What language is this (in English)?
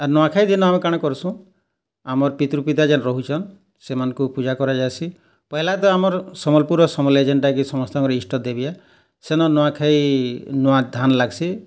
Odia